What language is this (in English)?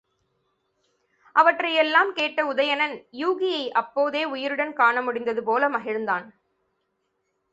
Tamil